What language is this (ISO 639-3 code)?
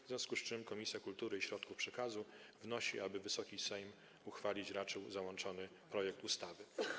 pol